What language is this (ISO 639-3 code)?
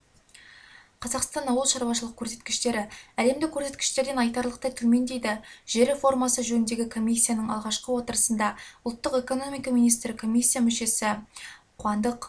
kaz